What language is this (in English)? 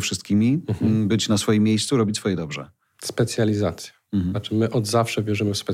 Polish